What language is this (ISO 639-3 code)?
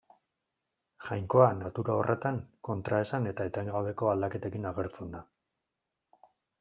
eus